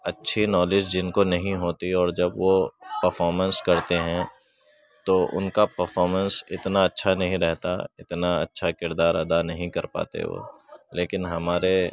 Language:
Urdu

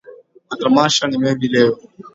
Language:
Swahili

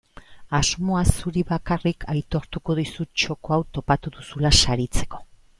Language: Basque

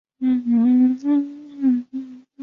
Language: Chinese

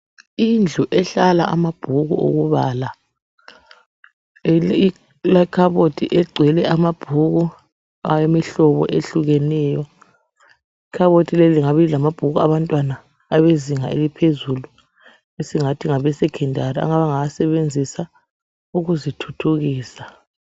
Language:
North Ndebele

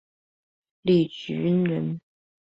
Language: Chinese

